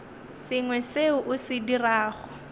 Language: Northern Sotho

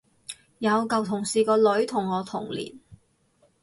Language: Cantonese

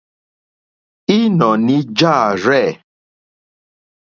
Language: Mokpwe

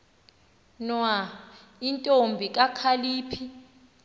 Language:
Xhosa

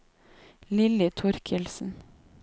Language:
Norwegian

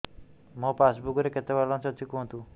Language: Odia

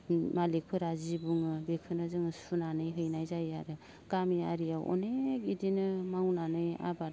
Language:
Bodo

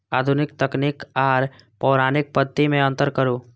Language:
Maithili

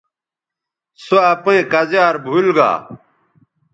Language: Bateri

